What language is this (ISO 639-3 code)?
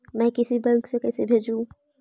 mag